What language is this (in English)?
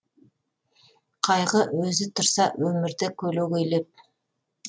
Kazakh